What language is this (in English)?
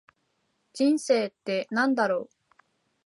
Japanese